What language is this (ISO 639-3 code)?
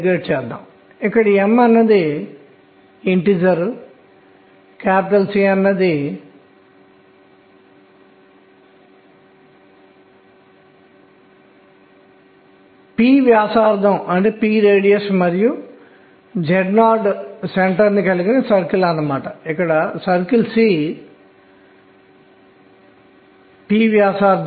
tel